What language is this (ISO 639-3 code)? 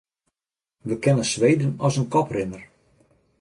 fry